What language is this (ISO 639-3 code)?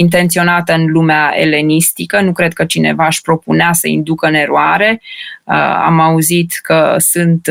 ron